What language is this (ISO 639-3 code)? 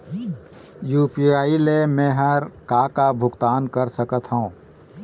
hne